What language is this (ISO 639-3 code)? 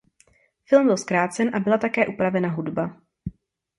ces